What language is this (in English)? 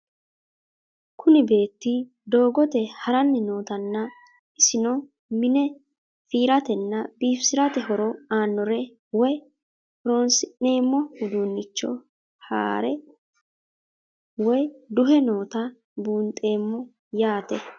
Sidamo